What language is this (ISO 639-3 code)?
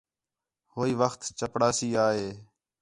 xhe